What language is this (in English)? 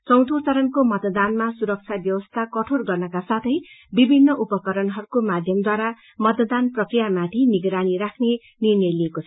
Nepali